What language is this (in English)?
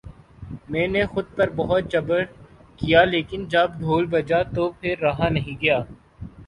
Urdu